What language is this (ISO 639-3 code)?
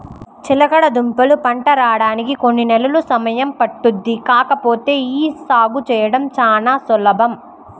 tel